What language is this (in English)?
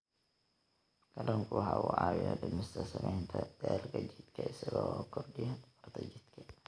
Somali